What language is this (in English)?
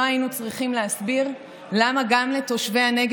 Hebrew